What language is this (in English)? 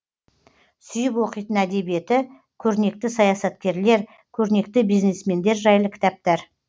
Kazakh